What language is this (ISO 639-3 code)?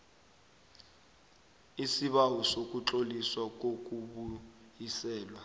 nbl